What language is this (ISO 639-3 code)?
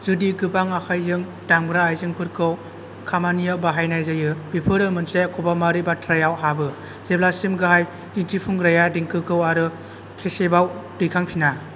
brx